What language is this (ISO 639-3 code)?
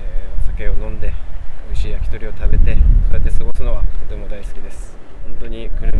jpn